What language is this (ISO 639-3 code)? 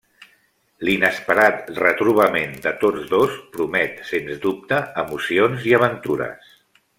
cat